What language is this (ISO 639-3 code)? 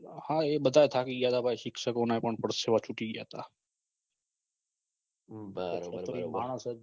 guj